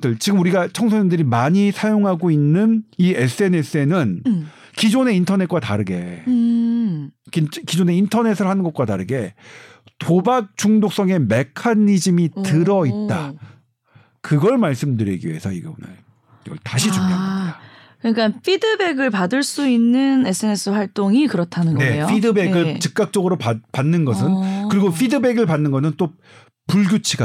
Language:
Korean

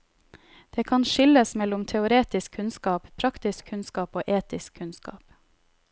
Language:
Norwegian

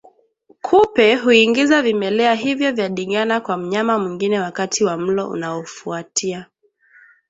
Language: Swahili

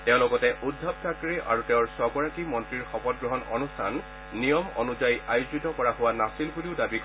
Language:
Assamese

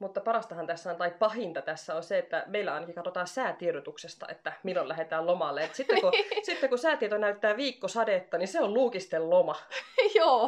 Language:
Finnish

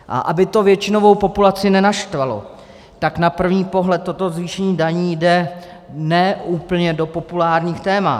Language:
Czech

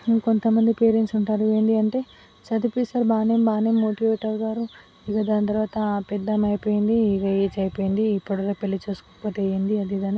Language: Telugu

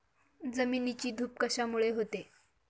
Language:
Marathi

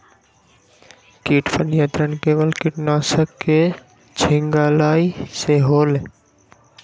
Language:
Magahi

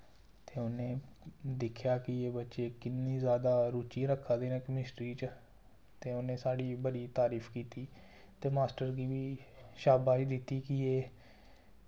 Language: Dogri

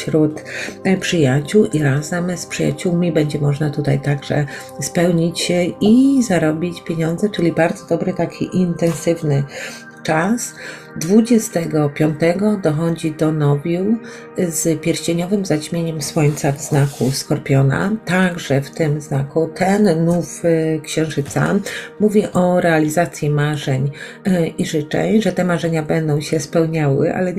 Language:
Polish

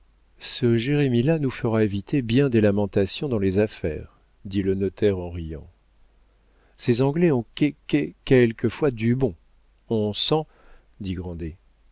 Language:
French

